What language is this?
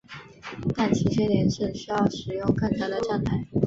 Chinese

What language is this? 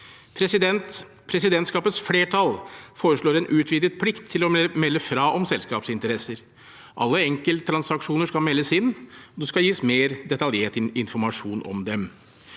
Norwegian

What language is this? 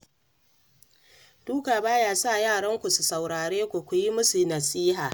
Hausa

